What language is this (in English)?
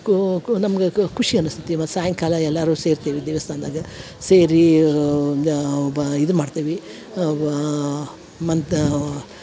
Kannada